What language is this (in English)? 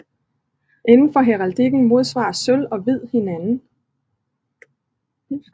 Danish